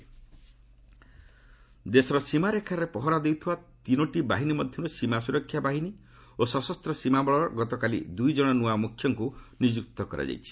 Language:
Odia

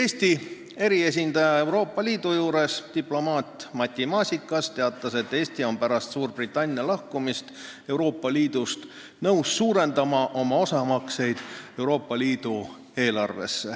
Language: Estonian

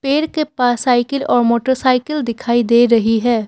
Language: Hindi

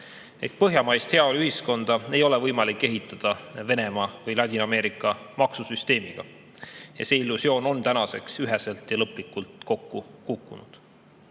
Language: Estonian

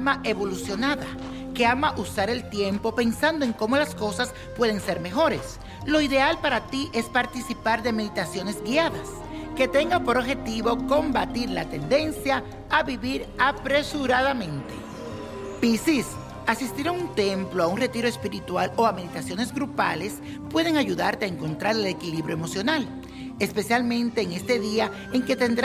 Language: Spanish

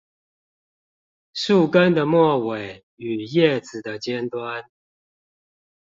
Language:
Chinese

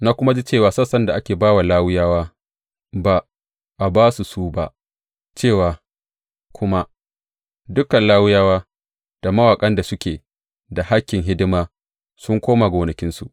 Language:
Hausa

